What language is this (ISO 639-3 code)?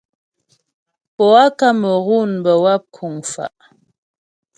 bbj